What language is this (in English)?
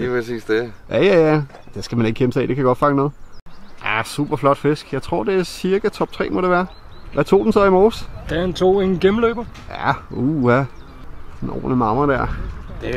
Danish